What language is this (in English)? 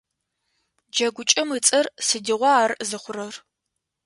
Adyghe